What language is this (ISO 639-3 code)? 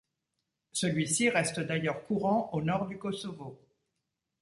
fra